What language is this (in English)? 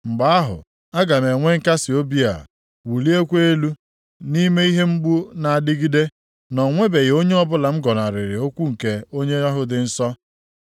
Igbo